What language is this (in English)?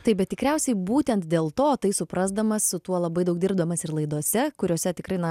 Lithuanian